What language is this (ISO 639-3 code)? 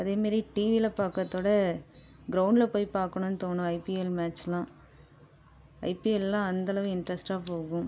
tam